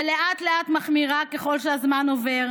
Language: Hebrew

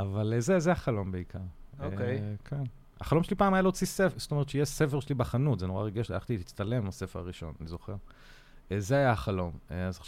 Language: Hebrew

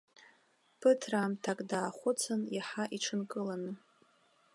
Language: Abkhazian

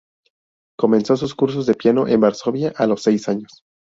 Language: Spanish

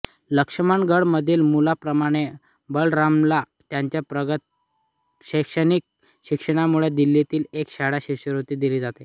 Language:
Marathi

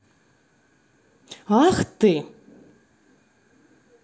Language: Russian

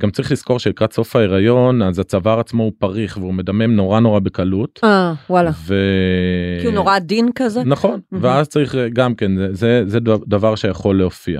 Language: Hebrew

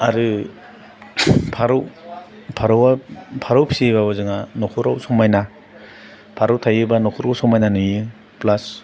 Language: Bodo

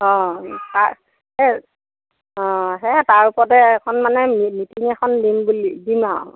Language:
Assamese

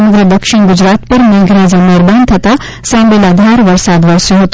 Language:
Gujarati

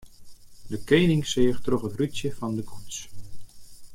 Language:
Western Frisian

